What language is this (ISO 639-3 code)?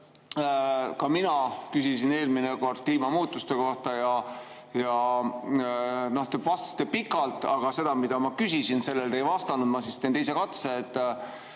est